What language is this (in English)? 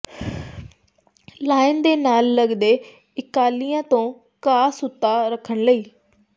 Punjabi